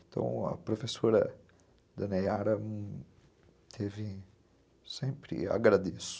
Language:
Portuguese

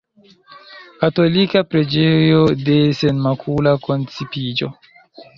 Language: Esperanto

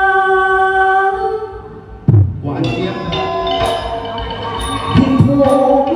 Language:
Thai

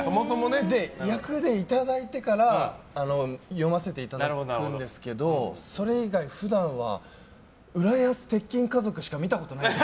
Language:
Japanese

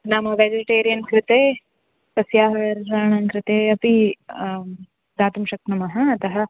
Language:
Sanskrit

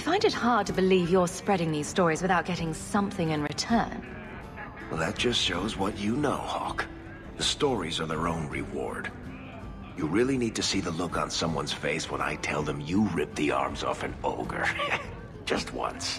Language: English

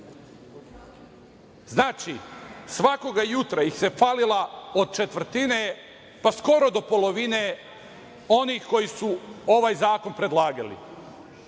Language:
Serbian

